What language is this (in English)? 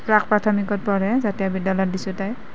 Assamese